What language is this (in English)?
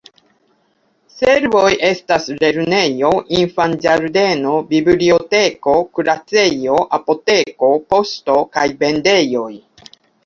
Esperanto